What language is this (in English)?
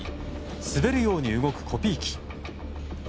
Japanese